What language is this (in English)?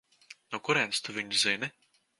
Latvian